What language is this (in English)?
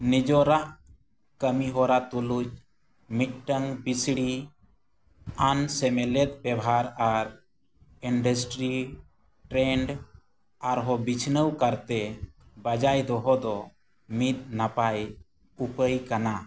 Santali